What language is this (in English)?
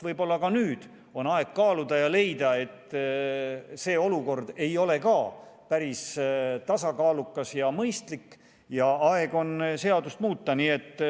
Estonian